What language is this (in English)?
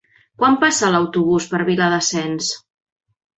Catalan